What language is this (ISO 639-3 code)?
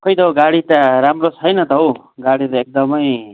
nep